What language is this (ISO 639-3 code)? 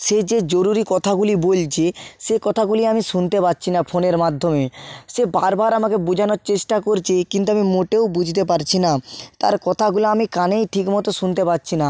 ben